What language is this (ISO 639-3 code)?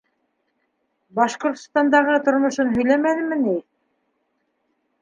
bak